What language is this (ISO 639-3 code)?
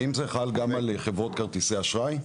heb